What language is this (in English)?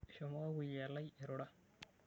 Masai